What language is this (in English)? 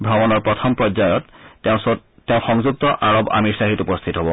Assamese